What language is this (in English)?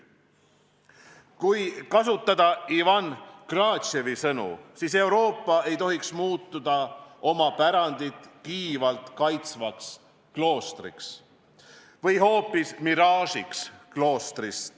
Estonian